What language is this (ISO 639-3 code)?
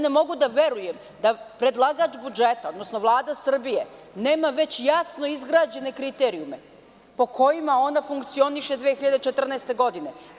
srp